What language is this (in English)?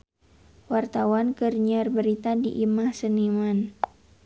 Sundanese